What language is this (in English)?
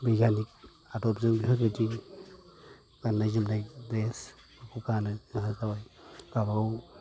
Bodo